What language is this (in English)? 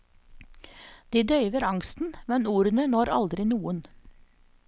Norwegian